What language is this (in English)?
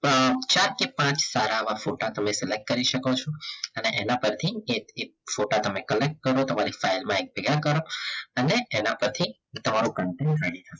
Gujarati